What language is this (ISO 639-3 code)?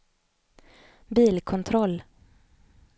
swe